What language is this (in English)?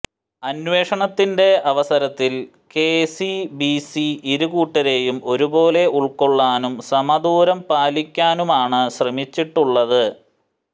Malayalam